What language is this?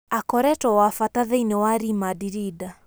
Kikuyu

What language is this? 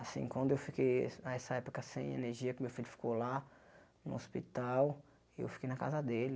Portuguese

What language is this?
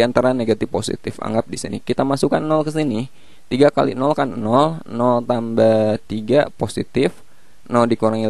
Indonesian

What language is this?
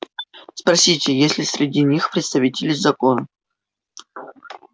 Russian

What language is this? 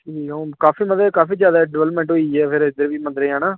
Dogri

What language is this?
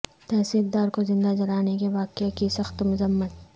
Urdu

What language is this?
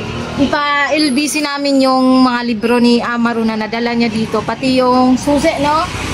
Filipino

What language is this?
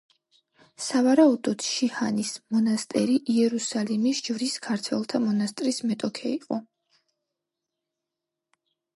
Georgian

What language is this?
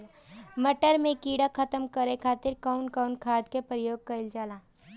Bhojpuri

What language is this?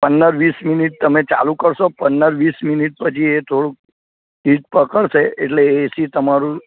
Gujarati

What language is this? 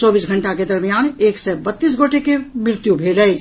Maithili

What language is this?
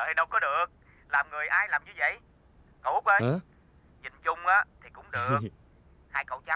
Vietnamese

